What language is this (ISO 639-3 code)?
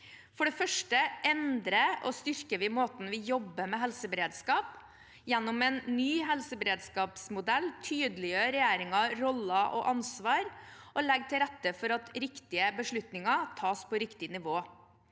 nor